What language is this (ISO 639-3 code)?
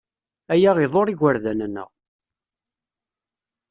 kab